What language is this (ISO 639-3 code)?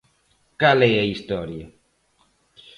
glg